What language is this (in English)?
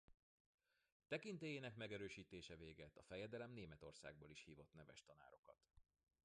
Hungarian